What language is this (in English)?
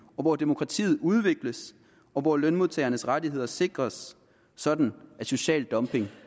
Danish